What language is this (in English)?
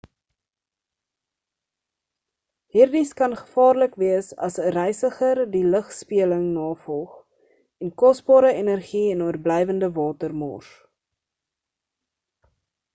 Afrikaans